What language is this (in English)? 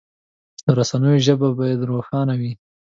Pashto